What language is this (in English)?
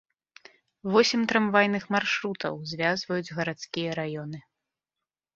Belarusian